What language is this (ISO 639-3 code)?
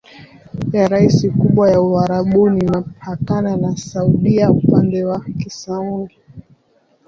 swa